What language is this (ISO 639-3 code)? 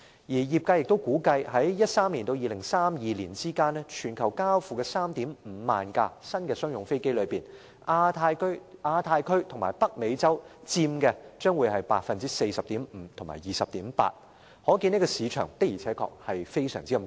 yue